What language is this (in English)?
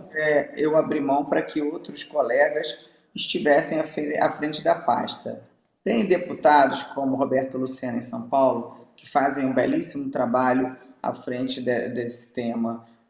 Portuguese